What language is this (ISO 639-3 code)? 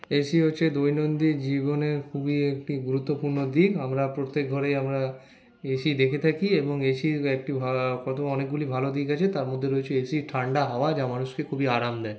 ben